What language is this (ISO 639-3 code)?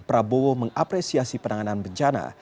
ind